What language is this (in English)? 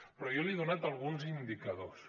Catalan